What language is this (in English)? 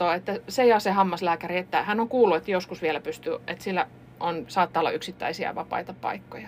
Finnish